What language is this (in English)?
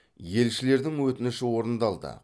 Kazakh